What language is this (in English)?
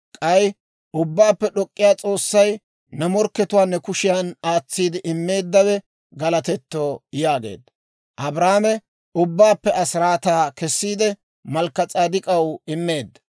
Dawro